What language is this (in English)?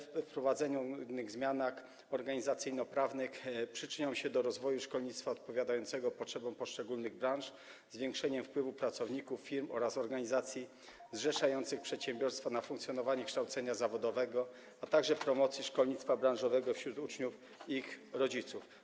Polish